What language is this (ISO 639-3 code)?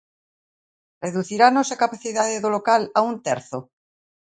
glg